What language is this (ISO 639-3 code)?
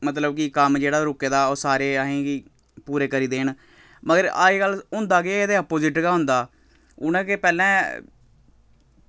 doi